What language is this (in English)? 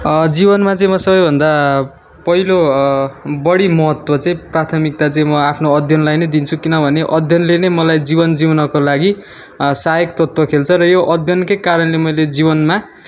Nepali